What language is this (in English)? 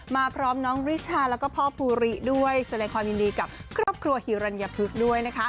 Thai